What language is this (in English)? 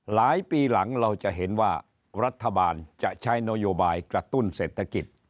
Thai